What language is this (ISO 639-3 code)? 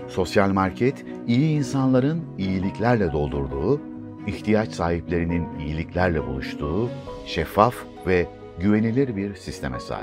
tur